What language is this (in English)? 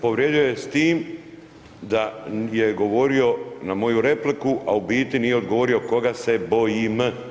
Croatian